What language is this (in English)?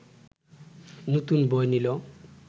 Bangla